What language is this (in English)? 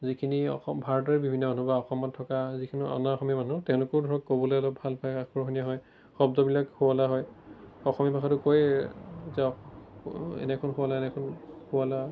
Assamese